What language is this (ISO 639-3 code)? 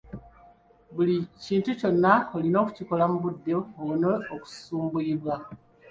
lug